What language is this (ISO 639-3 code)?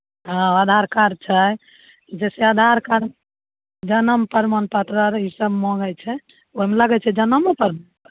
mai